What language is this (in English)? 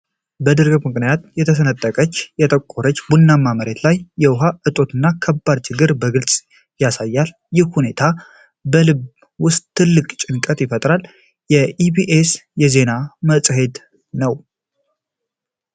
Amharic